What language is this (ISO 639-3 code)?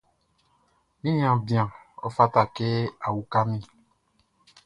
bci